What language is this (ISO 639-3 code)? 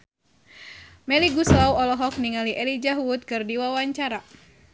sun